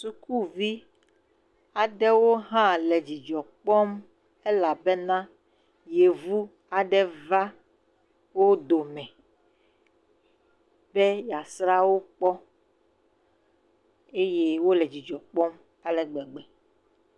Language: Ewe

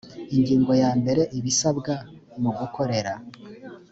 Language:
Kinyarwanda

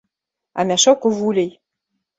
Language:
Belarusian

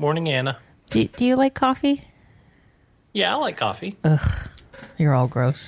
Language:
English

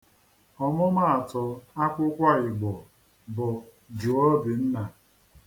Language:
Igbo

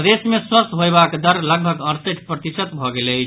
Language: Maithili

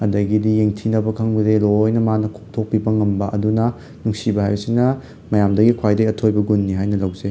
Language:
Manipuri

